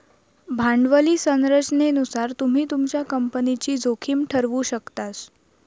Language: Marathi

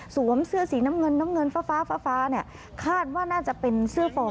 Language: Thai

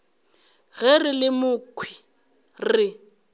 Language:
Northern Sotho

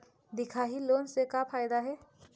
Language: Chhattisgarhi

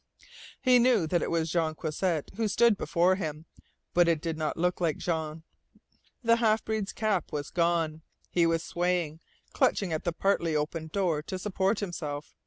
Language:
English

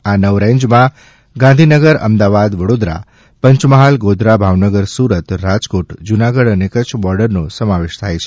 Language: Gujarati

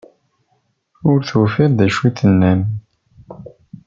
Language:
Kabyle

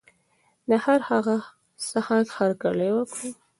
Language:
Pashto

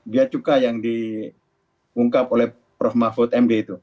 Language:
Indonesian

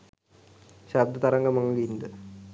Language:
Sinhala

